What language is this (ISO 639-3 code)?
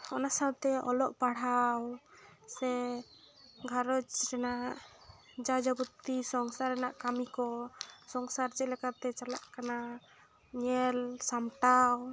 sat